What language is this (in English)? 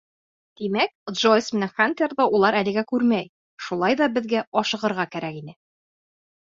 Bashkir